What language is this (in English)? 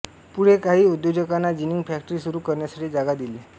Marathi